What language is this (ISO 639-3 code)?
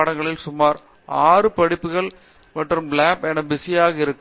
tam